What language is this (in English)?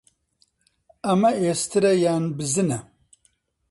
Central Kurdish